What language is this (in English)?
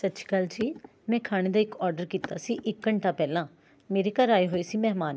Punjabi